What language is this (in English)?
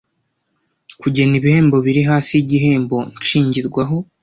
Kinyarwanda